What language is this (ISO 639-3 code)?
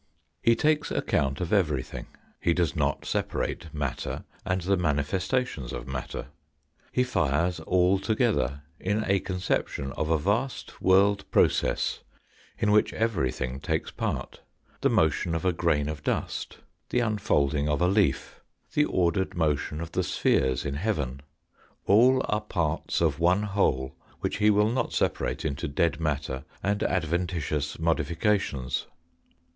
eng